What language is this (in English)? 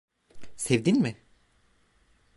Turkish